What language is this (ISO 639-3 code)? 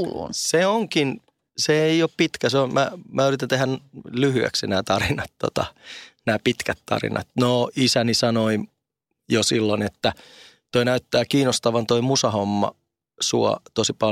fin